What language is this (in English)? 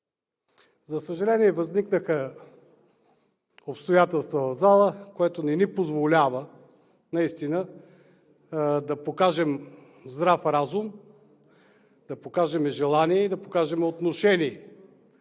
Bulgarian